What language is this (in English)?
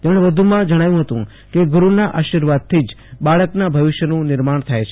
Gujarati